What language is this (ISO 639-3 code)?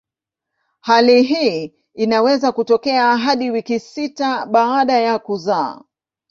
swa